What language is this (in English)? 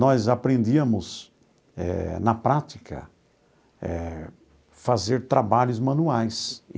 Portuguese